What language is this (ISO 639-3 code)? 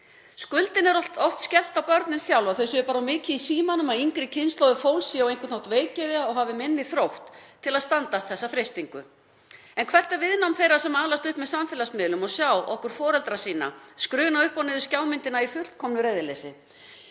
isl